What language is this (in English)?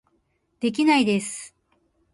Japanese